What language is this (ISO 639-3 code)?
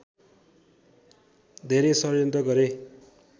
nep